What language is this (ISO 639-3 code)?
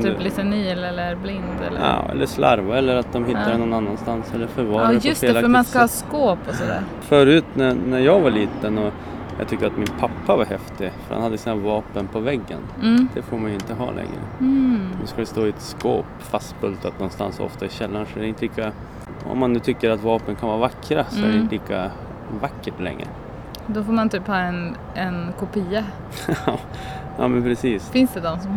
swe